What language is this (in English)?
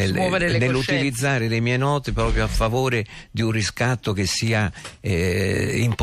Italian